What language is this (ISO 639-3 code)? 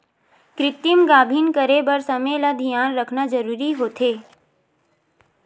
hne